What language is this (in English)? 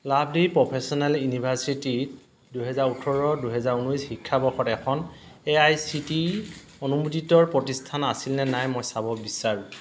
Assamese